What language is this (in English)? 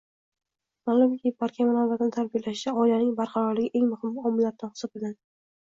Uzbek